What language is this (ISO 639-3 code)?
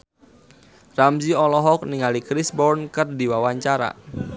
sun